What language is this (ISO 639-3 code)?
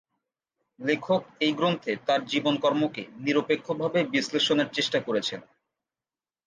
ben